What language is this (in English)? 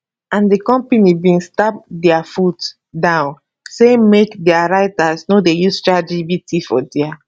Nigerian Pidgin